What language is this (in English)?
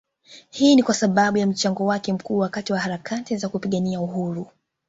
Swahili